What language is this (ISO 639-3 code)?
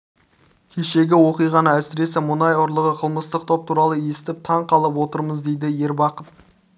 kaz